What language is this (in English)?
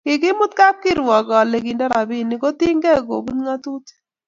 Kalenjin